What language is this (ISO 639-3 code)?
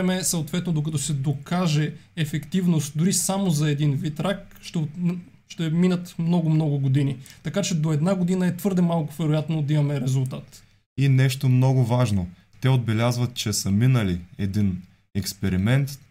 bul